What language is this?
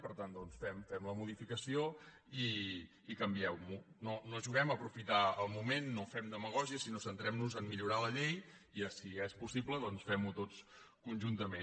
Catalan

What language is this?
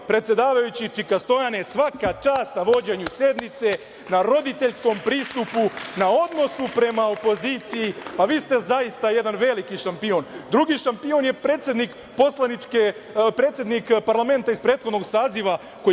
Serbian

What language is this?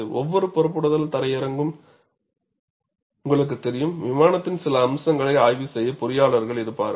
Tamil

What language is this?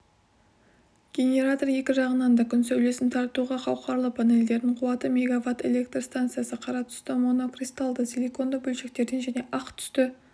Kazakh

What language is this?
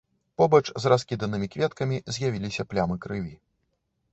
Belarusian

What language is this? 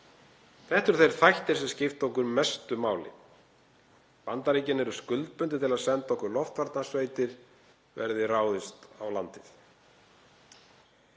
Icelandic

